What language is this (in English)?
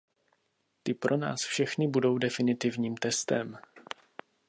Czech